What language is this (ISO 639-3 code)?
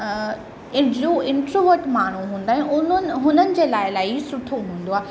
snd